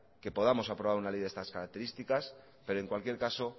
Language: Spanish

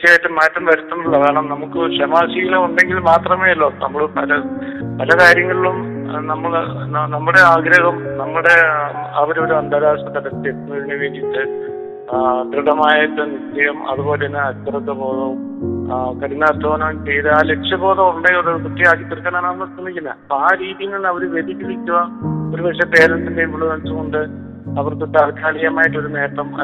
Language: Malayalam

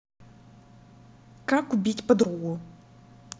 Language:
Russian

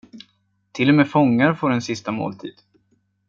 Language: Swedish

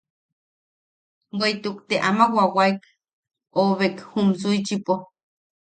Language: Yaqui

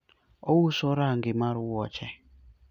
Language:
Luo (Kenya and Tanzania)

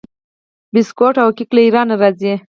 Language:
Pashto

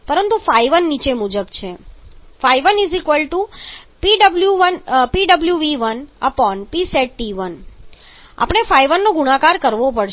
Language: Gujarati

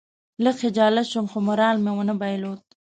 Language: Pashto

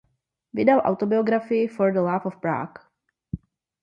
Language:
Czech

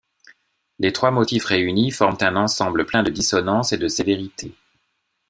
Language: French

